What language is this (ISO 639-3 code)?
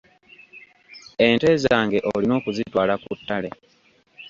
lug